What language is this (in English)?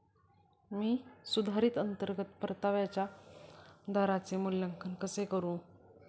Marathi